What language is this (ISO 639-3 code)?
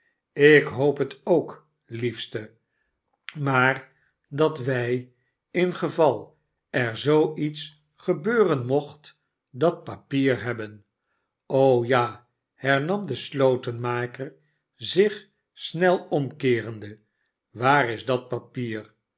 nld